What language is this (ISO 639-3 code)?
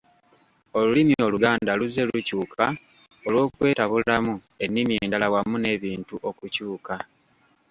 lug